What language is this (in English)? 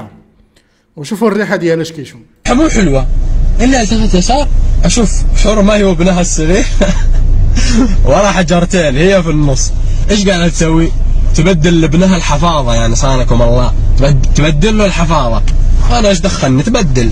Arabic